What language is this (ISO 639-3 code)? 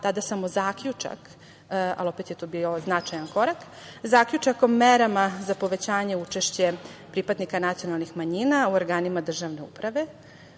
srp